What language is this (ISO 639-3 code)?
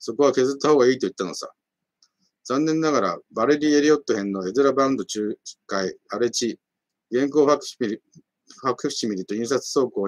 jpn